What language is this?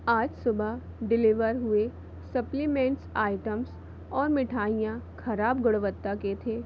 Hindi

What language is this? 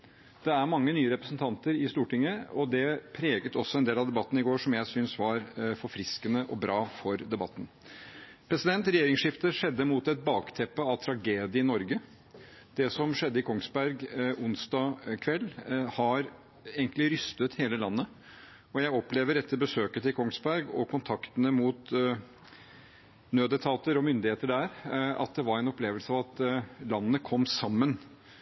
Norwegian Bokmål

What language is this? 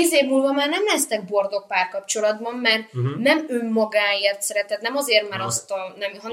Hungarian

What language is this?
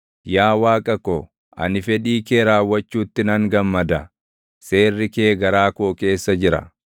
Oromo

